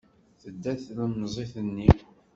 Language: Kabyle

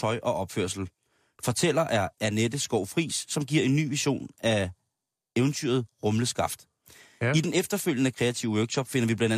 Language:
Danish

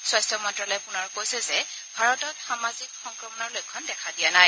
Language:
Assamese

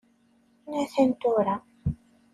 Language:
Kabyle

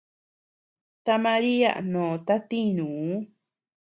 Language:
Tepeuxila Cuicatec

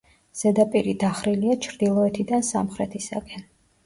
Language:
Georgian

